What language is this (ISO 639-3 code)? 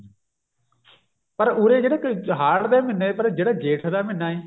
pan